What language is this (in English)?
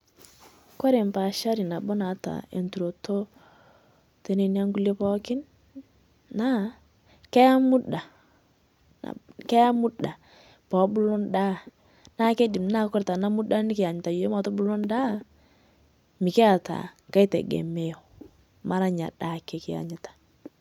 Masai